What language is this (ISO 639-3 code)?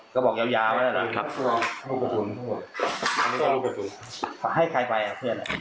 tha